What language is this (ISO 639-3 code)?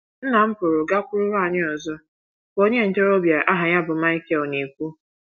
ibo